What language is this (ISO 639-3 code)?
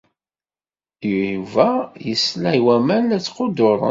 kab